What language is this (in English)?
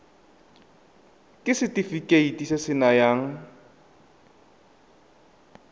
Tswana